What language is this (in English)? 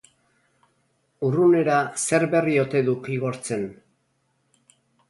Basque